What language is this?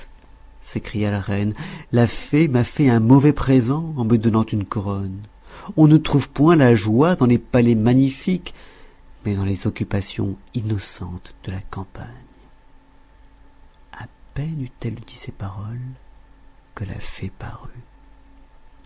French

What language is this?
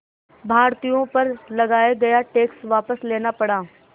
Hindi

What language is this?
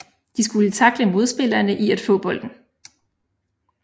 Danish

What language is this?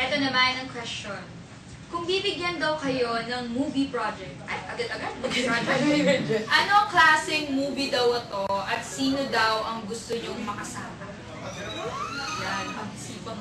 Filipino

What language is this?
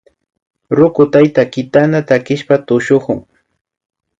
Imbabura Highland Quichua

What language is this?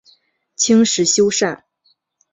Chinese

